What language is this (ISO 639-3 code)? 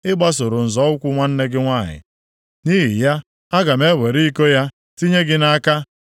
ibo